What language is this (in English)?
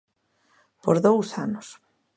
Galician